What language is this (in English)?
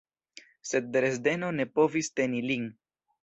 Esperanto